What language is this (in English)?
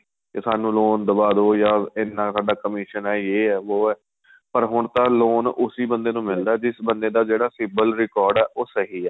Punjabi